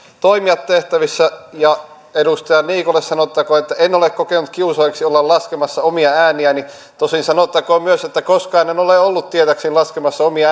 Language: Finnish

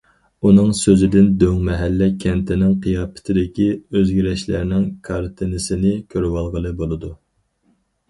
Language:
Uyghur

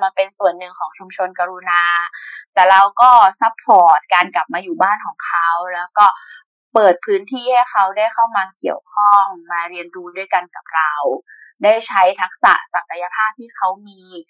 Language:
Thai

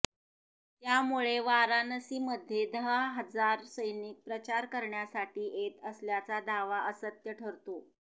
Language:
Marathi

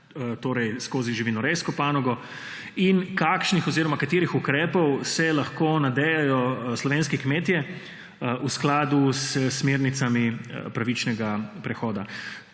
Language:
Slovenian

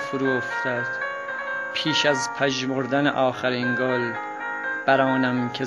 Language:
Persian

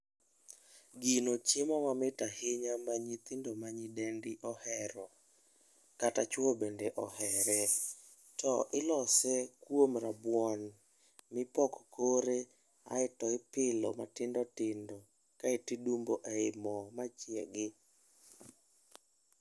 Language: Luo (Kenya and Tanzania)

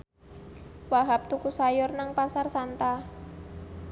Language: Javanese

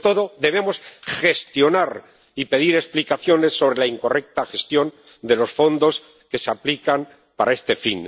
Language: Spanish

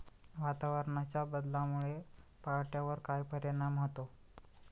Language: Marathi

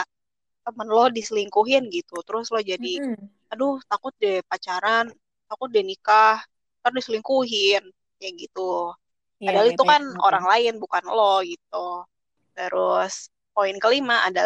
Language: Indonesian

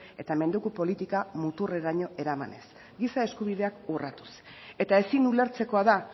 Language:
Basque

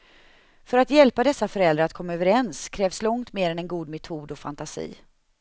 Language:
Swedish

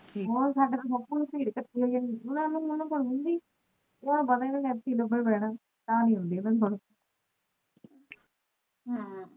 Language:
Punjabi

